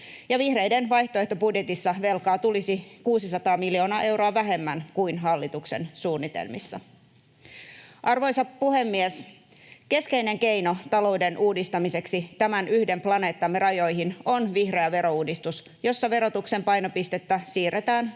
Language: Finnish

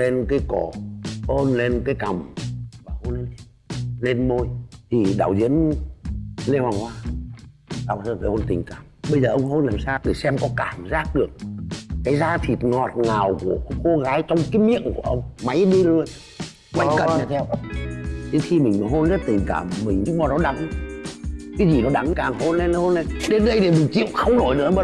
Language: Vietnamese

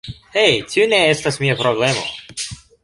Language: Esperanto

